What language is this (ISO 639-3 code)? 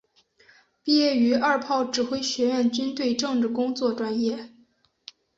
zho